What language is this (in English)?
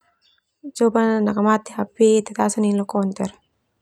Termanu